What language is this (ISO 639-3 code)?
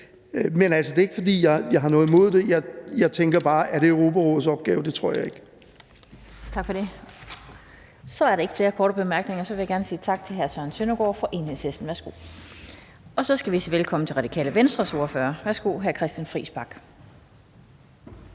dan